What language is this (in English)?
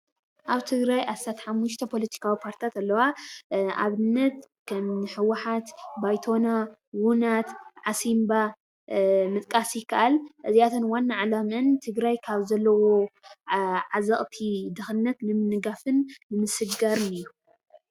Tigrinya